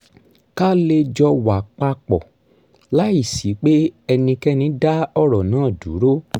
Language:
Yoruba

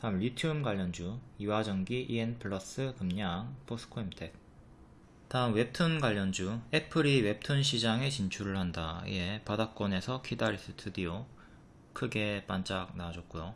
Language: Korean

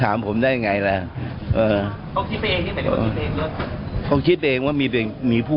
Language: Thai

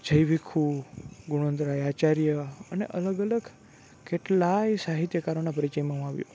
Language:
Gujarati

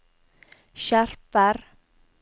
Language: Norwegian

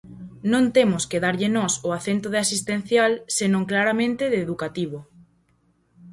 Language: Galician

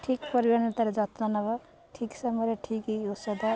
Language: Odia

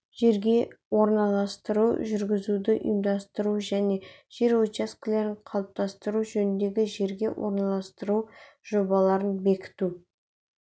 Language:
Kazakh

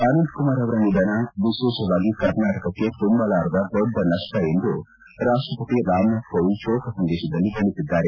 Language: Kannada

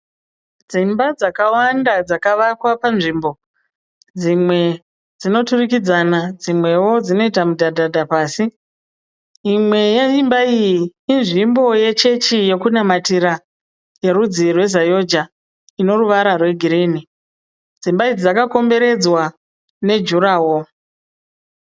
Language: Shona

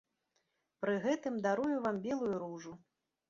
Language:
Belarusian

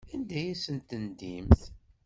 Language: Kabyle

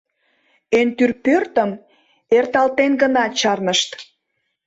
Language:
Mari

